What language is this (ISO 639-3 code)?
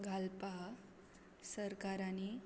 kok